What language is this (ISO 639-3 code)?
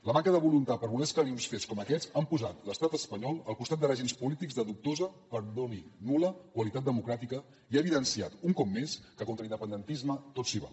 cat